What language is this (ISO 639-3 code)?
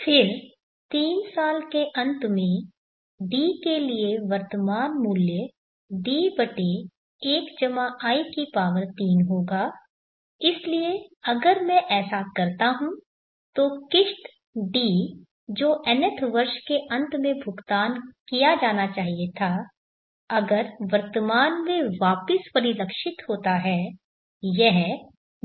hin